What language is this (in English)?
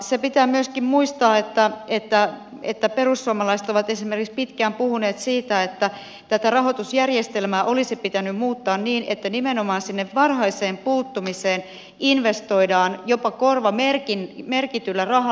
Finnish